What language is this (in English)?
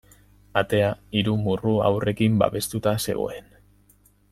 Basque